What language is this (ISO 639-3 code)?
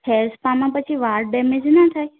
guj